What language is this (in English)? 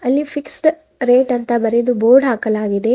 Kannada